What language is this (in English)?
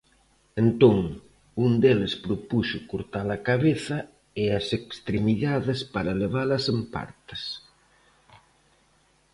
Galician